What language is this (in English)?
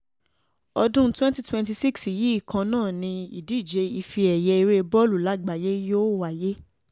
Yoruba